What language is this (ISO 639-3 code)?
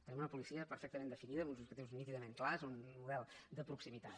cat